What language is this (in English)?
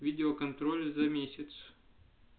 Russian